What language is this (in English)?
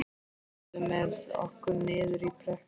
Icelandic